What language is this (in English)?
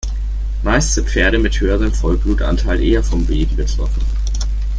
German